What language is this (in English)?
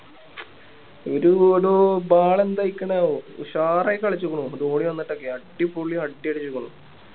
Malayalam